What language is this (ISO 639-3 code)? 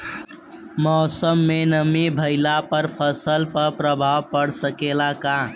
bho